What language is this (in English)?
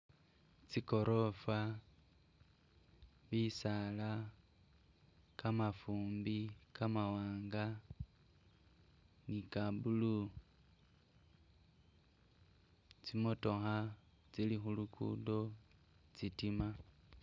Masaaba